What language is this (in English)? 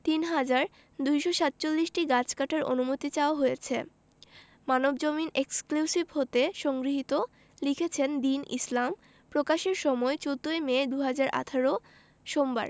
Bangla